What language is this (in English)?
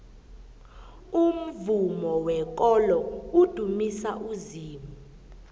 South Ndebele